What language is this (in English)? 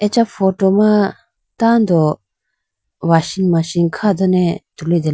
Idu-Mishmi